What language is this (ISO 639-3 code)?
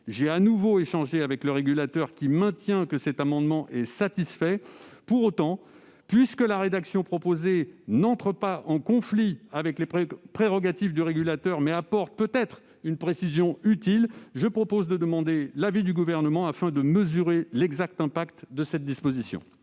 fra